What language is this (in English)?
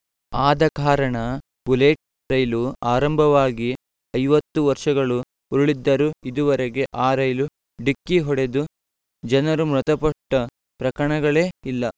Kannada